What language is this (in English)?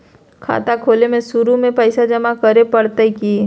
Magahi